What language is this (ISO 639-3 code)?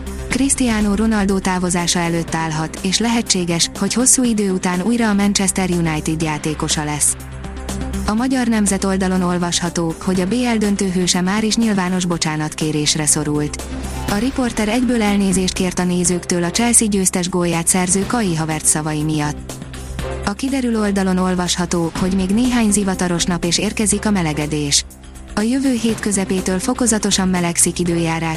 hun